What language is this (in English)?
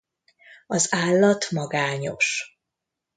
Hungarian